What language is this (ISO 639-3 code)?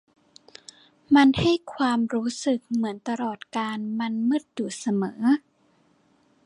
tha